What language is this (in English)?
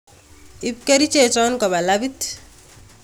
Kalenjin